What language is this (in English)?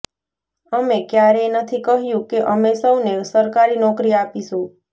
Gujarati